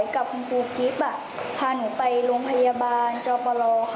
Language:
Thai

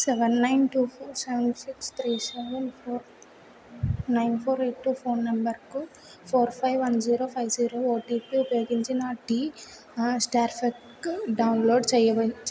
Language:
Telugu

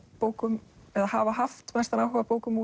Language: Icelandic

